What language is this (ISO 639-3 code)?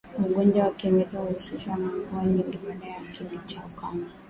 swa